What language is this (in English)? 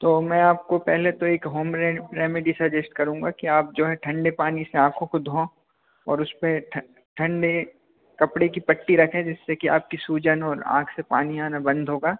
Hindi